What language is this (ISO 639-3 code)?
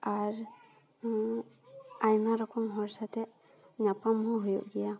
sat